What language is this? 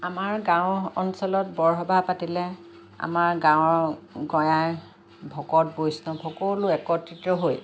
Assamese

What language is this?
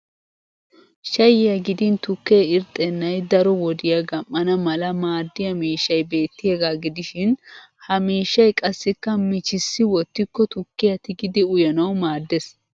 Wolaytta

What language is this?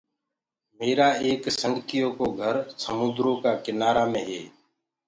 Gurgula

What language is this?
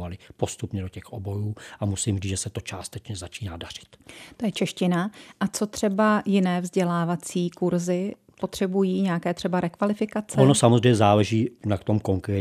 Czech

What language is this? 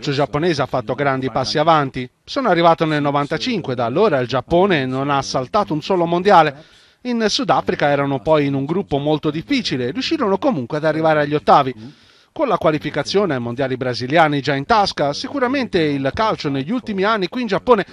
Italian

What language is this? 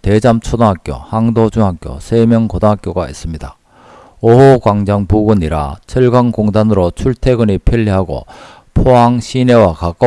Korean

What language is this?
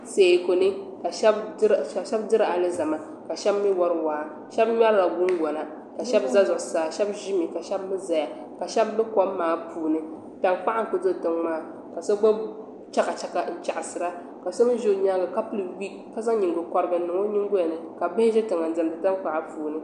Dagbani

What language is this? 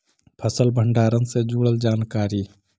Magahi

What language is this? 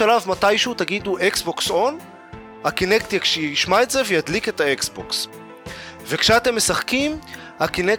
Hebrew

